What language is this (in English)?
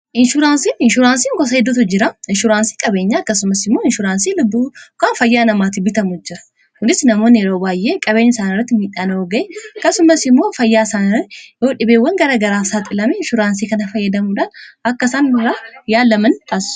Oromo